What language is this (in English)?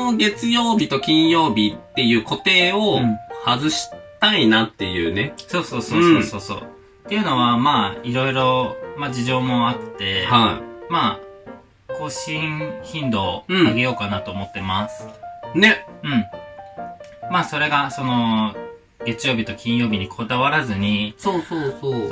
Japanese